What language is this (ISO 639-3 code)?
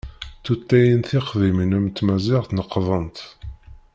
kab